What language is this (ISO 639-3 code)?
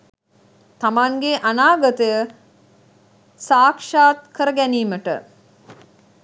sin